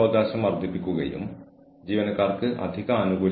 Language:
Malayalam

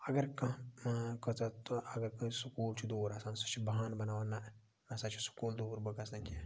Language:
Kashmiri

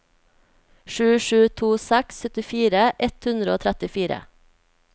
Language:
Norwegian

